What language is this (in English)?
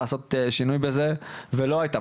Hebrew